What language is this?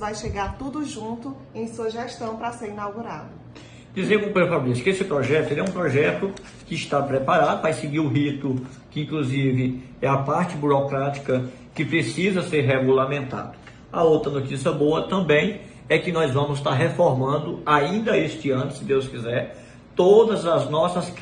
Portuguese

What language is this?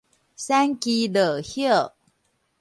Min Nan Chinese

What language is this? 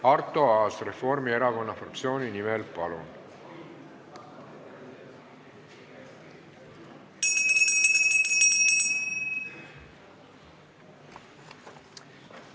Estonian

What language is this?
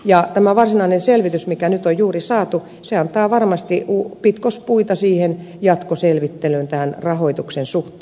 Finnish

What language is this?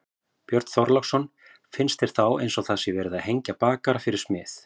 Icelandic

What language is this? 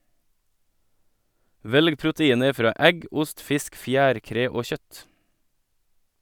Norwegian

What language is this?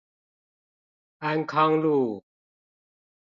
Chinese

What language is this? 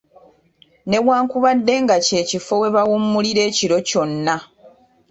Ganda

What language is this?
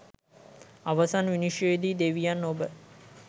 Sinhala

